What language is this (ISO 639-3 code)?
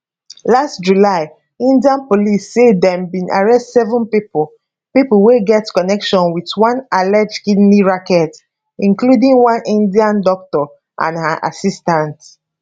pcm